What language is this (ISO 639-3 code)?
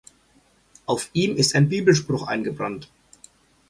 deu